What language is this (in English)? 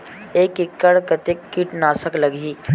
Chhattisgarhi